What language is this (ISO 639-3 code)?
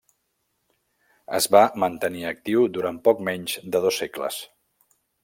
cat